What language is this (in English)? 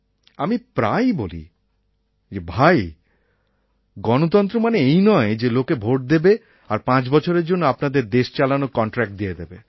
Bangla